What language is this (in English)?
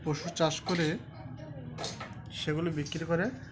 Bangla